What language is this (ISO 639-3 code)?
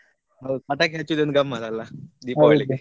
kan